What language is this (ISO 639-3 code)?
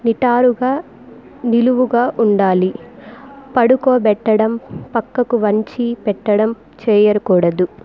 tel